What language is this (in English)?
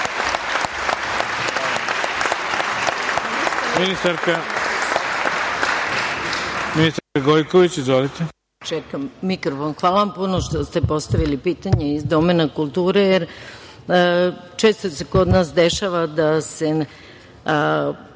Serbian